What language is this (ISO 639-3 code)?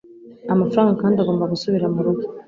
kin